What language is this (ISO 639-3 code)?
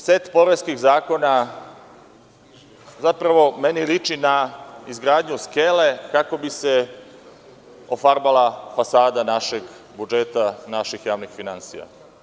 srp